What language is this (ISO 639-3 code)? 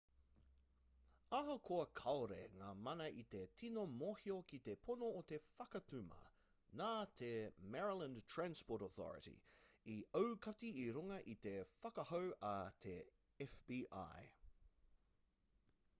mri